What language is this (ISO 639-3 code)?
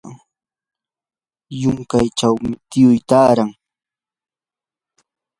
qur